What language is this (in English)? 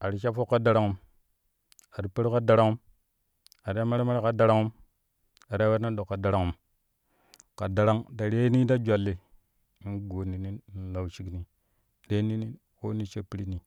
Kushi